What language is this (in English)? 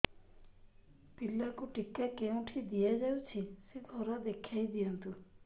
Odia